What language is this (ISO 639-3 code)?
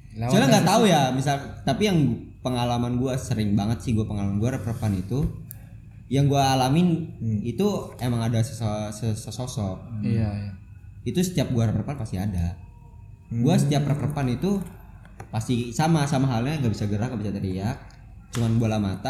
ind